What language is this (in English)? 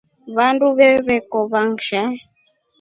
Rombo